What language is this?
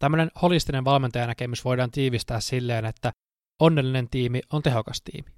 Finnish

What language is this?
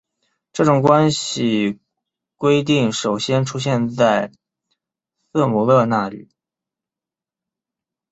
Chinese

